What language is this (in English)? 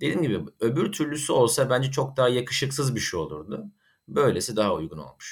Turkish